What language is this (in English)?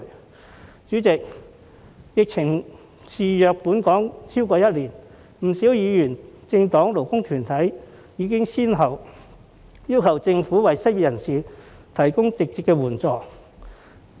Cantonese